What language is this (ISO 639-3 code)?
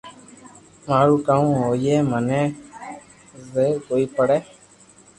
lrk